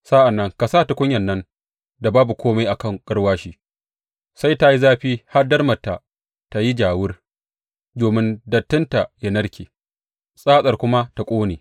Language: Hausa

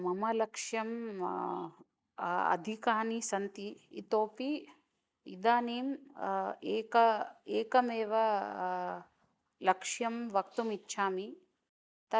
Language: Sanskrit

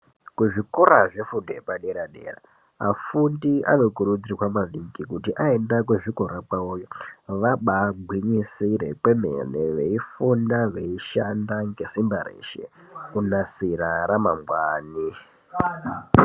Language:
Ndau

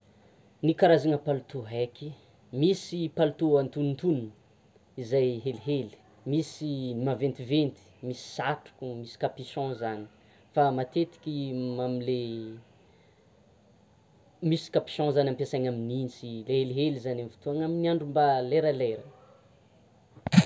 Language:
Tsimihety Malagasy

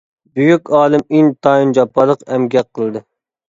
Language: Uyghur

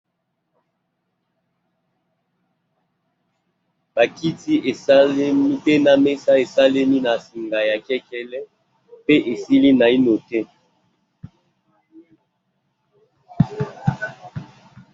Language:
Lingala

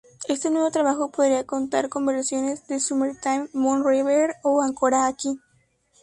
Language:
Spanish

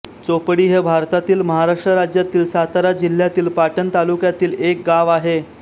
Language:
Marathi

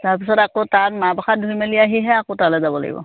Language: Assamese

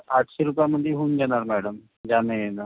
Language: Marathi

